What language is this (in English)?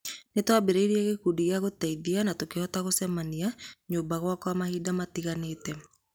Kikuyu